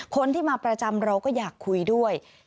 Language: Thai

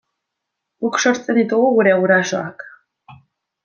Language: Basque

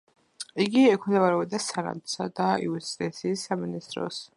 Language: Georgian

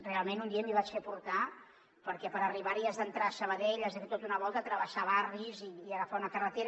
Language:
Catalan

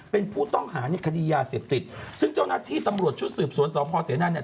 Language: Thai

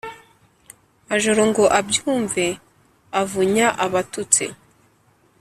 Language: Kinyarwanda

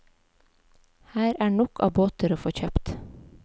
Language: Norwegian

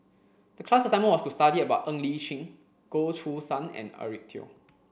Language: English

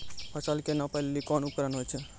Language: Maithili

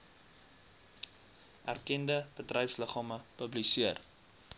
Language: Afrikaans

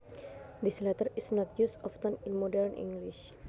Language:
Javanese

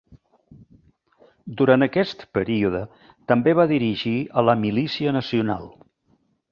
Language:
Catalan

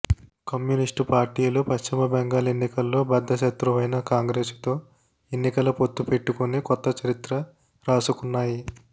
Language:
Telugu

